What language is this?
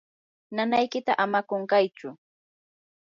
Yanahuanca Pasco Quechua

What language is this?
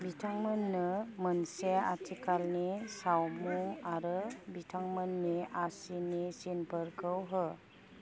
Bodo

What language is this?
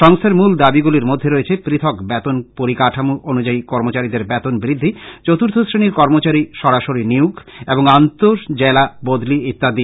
Bangla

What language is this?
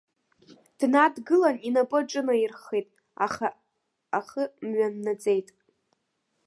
Abkhazian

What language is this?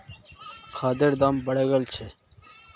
Magahi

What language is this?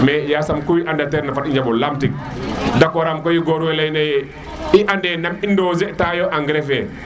Serer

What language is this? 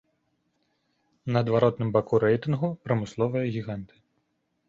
Belarusian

